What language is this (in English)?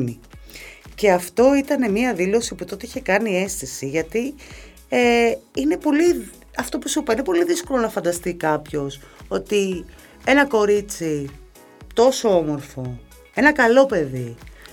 Greek